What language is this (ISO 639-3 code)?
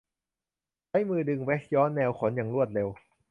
tha